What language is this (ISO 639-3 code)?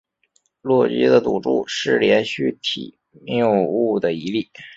zho